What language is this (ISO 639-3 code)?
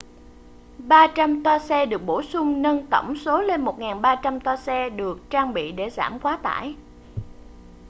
vie